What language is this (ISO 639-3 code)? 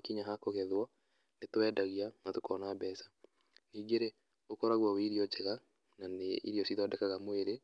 kik